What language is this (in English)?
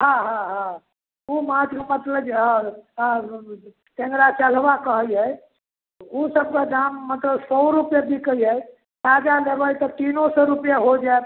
Maithili